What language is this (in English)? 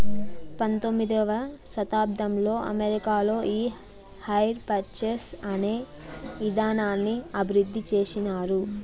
Telugu